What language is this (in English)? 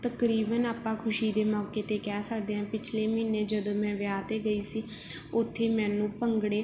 Punjabi